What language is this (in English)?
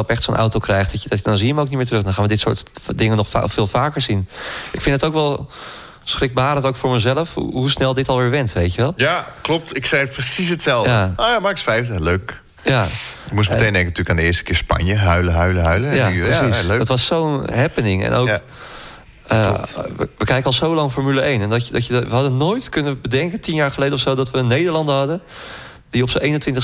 Dutch